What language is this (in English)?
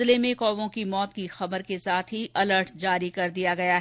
Hindi